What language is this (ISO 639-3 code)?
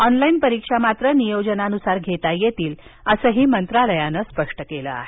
mar